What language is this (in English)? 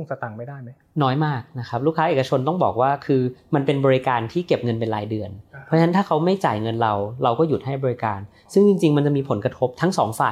Thai